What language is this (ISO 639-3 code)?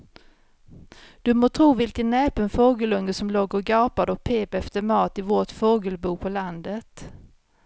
swe